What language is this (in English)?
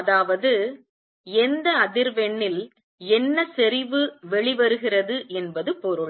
Tamil